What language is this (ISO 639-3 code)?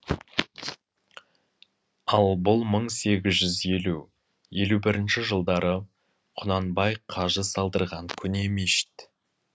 kaz